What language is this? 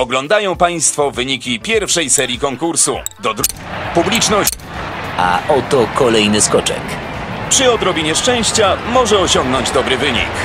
Polish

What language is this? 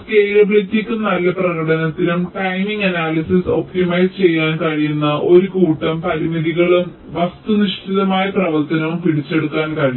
Malayalam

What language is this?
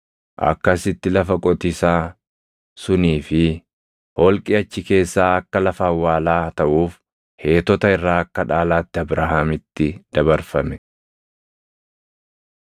Oromo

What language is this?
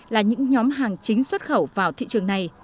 Vietnamese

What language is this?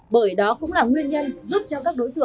Vietnamese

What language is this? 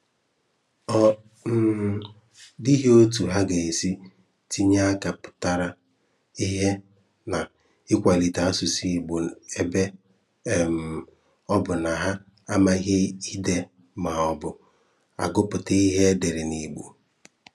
Igbo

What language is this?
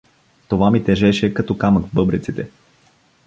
Bulgarian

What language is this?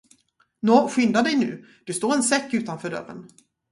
Swedish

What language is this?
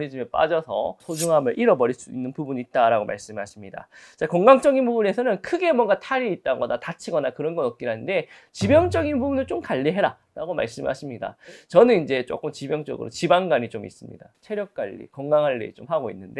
Korean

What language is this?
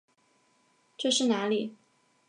Chinese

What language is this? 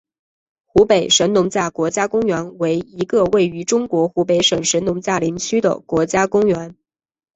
Chinese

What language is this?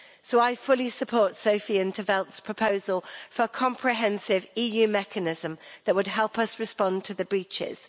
English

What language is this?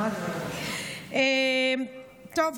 Hebrew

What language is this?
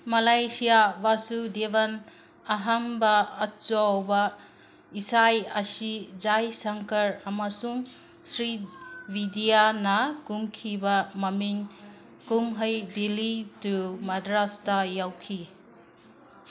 Manipuri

